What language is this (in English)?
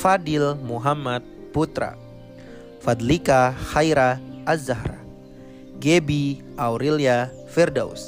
Indonesian